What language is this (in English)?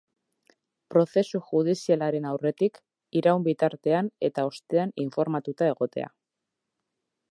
Basque